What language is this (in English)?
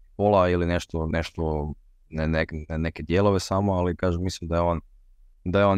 Croatian